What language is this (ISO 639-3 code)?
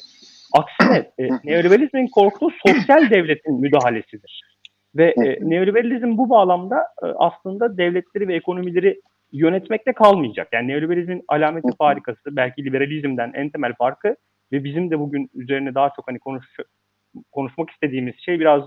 tur